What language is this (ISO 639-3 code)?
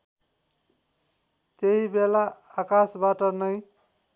nep